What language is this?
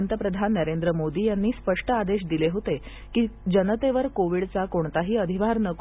Marathi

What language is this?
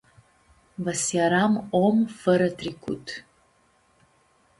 Aromanian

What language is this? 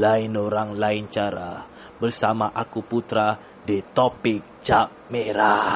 Malay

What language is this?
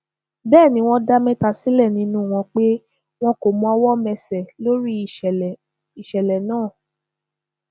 Yoruba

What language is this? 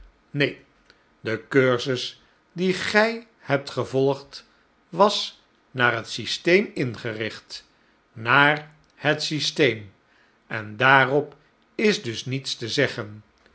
Dutch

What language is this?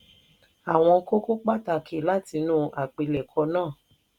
Yoruba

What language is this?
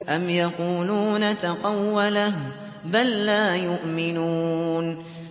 Arabic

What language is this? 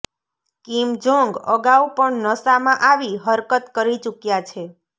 Gujarati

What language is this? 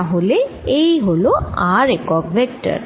Bangla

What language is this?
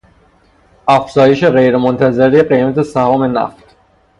Persian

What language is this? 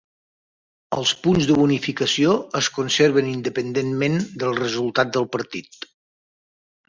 Catalan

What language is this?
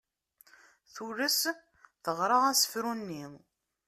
Kabyle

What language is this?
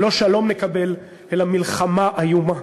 Hebrew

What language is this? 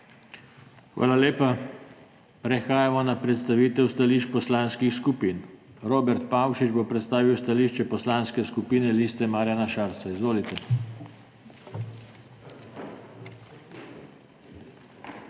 Slovenian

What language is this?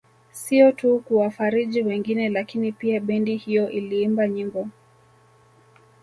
Swahili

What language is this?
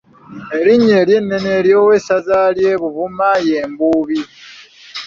Ganda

